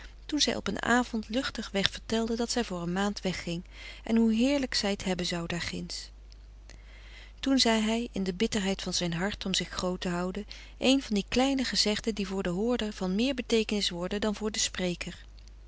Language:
Dutch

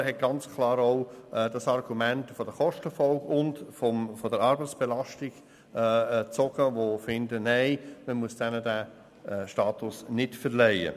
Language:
Swiss German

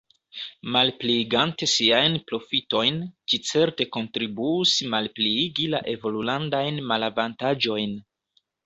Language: Esperanto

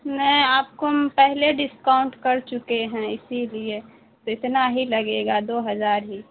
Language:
Urdu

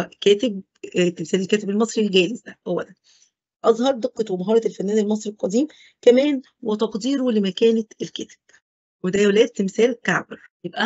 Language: Arabic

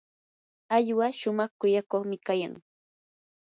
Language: Yanahuanca Pasco Quechua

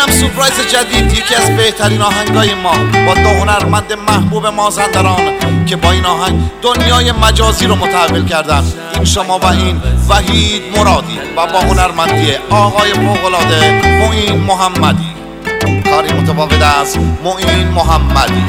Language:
Persian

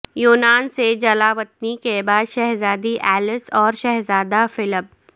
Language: Urdu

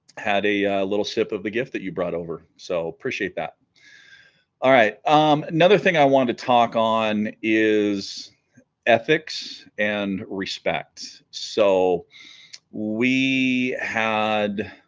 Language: English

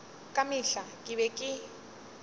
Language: Northern Sotho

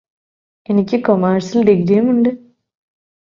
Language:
Malayalam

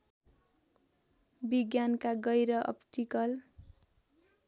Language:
Nepali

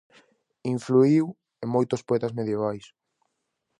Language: Galician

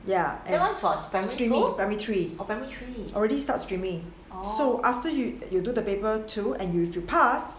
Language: English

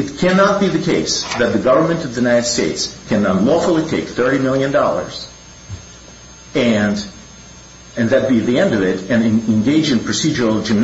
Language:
English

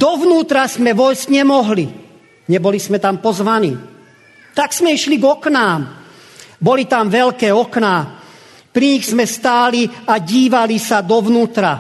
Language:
Slovak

